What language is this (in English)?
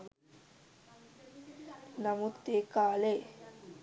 Sinhala